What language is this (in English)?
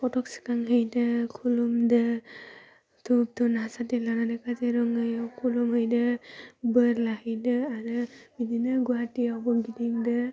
Bodo